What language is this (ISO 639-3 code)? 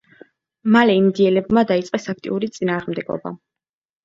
kat